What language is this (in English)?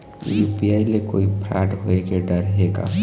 Chhattisgarhi